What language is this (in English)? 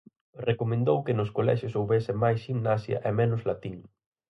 Galician